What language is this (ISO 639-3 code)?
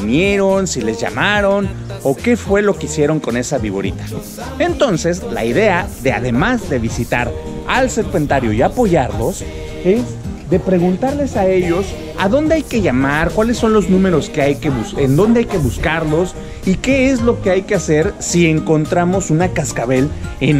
spa